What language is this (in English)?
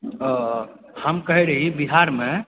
Maithili